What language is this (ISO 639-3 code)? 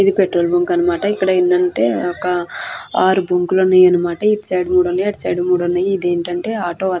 tel